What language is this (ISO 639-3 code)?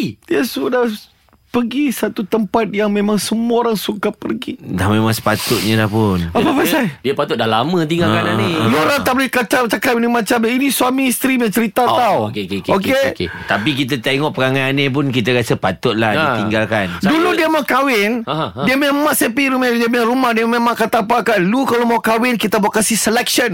msa